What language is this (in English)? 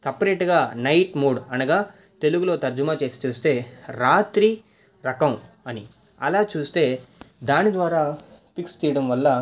Telugu